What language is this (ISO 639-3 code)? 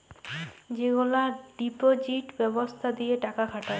ben